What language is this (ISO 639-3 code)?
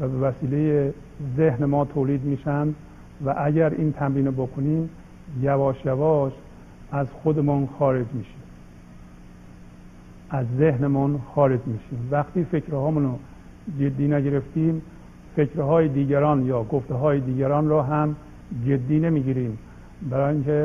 fas